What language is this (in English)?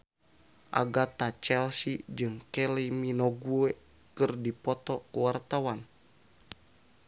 Sundanese